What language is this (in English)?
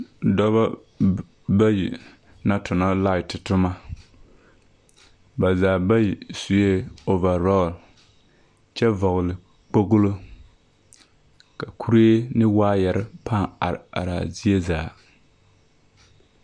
Southern Dagaare